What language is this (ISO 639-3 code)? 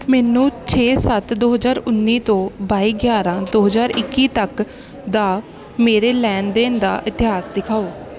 pan